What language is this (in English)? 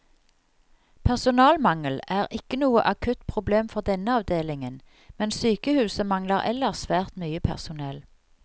Norwegian